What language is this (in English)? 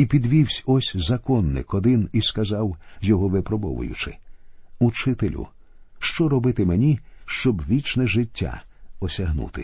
Ukrainian